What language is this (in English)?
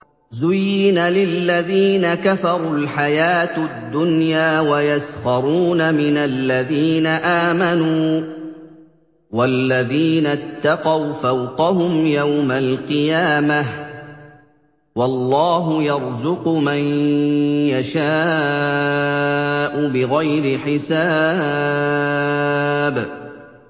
Arabic